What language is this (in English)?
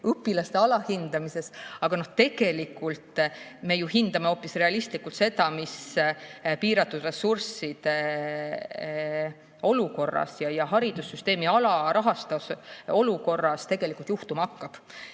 Estonian